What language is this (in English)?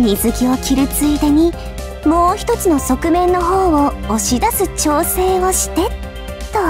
Japanese